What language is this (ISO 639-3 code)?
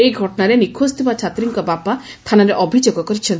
ori